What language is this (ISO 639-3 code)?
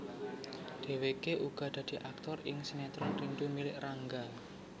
jav